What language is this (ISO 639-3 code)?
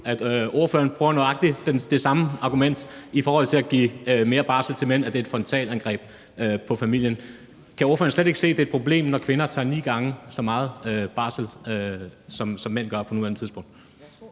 dan